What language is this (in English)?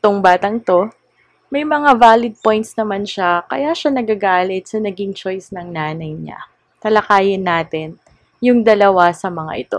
Filipino